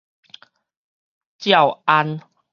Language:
Min Nan Chinese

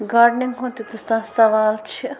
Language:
Kashmiri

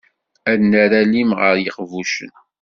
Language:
Kabyle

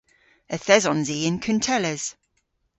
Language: Cornish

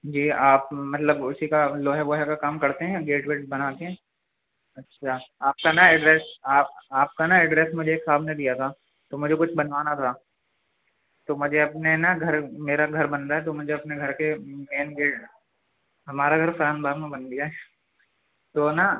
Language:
Urdu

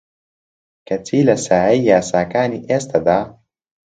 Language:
Central Kurdish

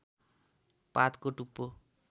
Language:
Nepali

